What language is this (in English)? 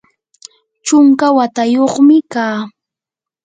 Yanahuanca Pasco Quechua